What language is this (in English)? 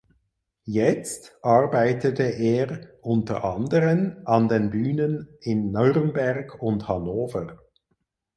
German